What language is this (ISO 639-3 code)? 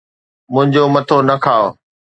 snd